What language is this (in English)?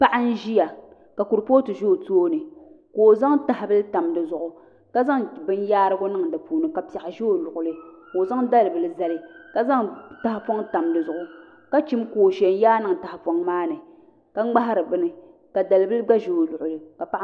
Dagbani